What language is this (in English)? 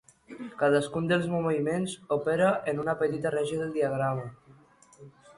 Catalan